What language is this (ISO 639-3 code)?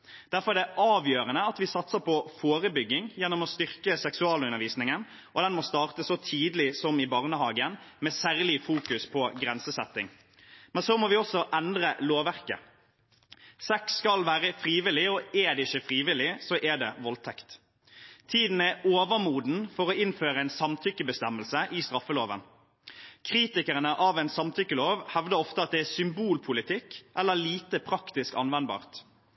nob